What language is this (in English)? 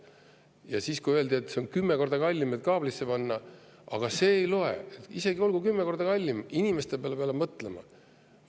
Estonian